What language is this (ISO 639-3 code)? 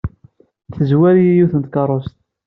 kab